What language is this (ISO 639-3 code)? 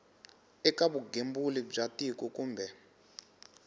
tso